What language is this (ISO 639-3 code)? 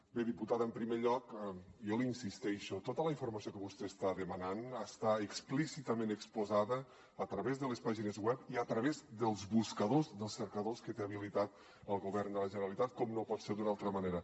cat